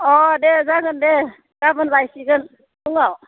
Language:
Bodo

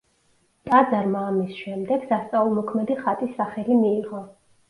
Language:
Georgian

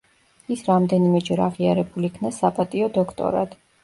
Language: Georgian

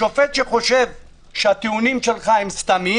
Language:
Hebrew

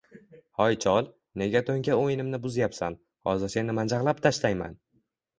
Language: Uzbek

